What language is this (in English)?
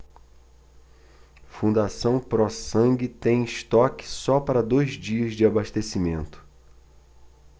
Portuguese